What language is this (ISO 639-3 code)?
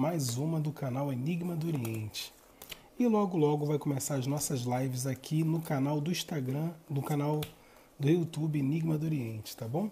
por